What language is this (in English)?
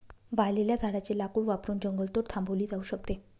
Marathi